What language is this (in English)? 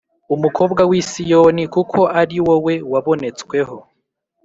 Kinyarwanda